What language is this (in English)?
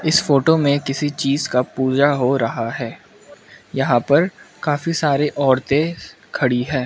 Hindi